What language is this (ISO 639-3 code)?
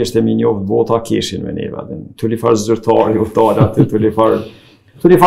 ron